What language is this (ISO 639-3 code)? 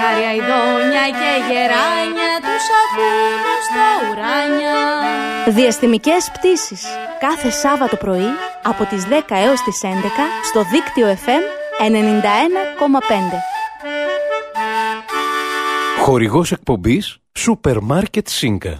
ell